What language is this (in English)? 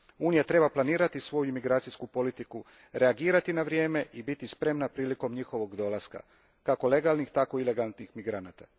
Croatian